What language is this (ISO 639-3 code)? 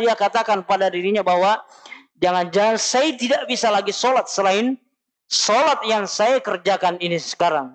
ind